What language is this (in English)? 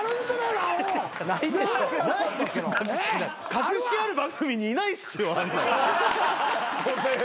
Japanese